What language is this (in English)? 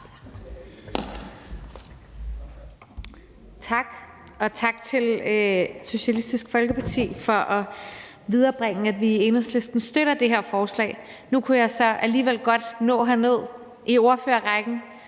Danish